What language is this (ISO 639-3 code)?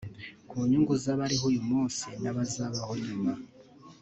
kin